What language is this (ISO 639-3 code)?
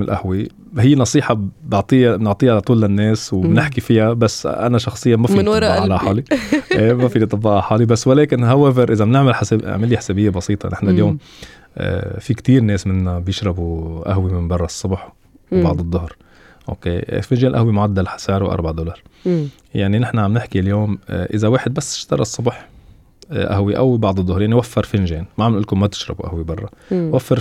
ara